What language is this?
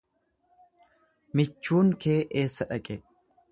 Oromo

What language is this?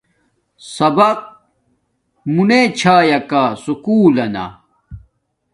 Domaaki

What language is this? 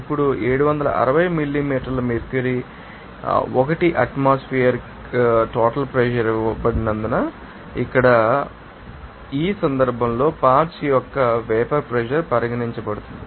Telugu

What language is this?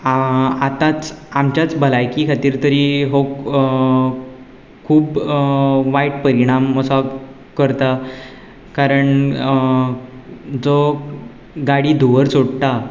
Konkani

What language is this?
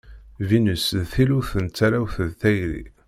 Kabyle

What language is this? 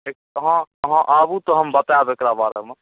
Maithili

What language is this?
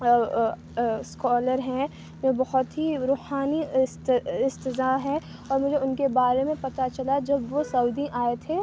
Urdu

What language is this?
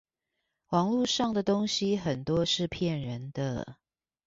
Chinese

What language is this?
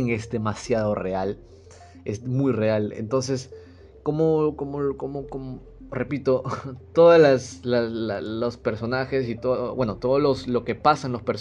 Spanish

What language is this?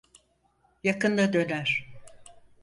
Turkish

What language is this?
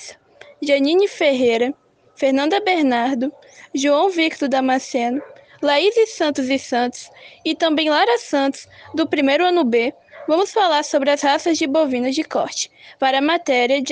Portuguese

